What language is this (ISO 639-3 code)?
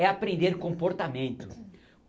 por